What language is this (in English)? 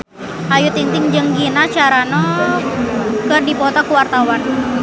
Sundanese